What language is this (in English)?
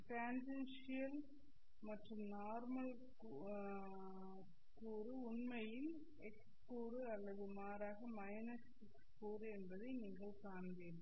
Tamil